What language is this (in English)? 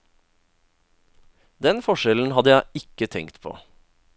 Norwegian